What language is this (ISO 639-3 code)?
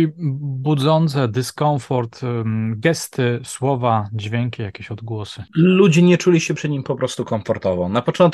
pol